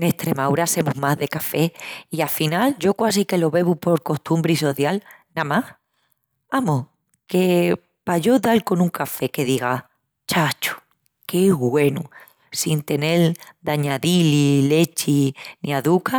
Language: Extremaduran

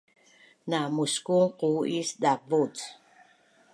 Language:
Bunun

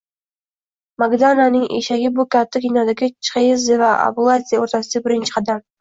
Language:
Uzbek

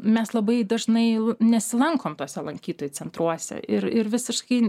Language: Lithuanian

